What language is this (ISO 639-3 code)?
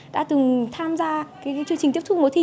vie